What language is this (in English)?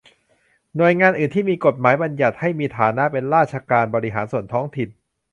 Thai